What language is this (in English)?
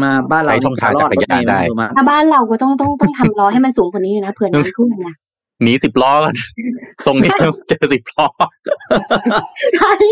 Thai